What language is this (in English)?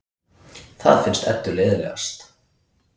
Icelandic